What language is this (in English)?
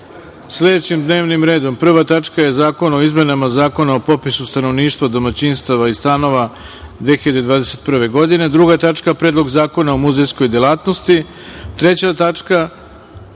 Serbian